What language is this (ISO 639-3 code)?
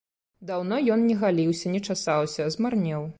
bel